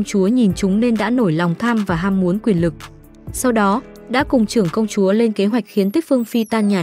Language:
Vietnamese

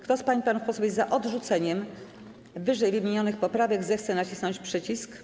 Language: Polish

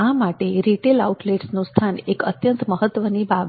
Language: Gujarati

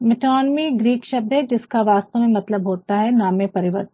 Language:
Hindi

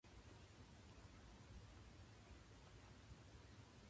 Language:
Japanese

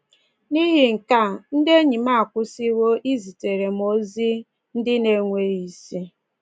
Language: Igbo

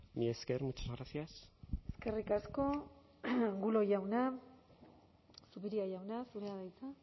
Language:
Basque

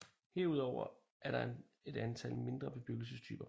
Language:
Danish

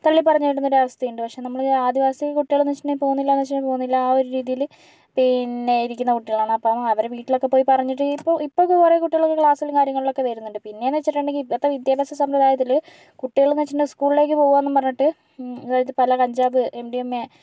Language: Malayalam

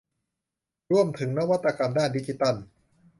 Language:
Thai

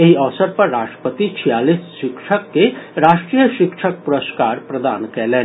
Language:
Maithili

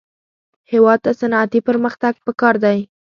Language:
Pashto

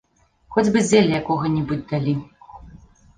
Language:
Belarusian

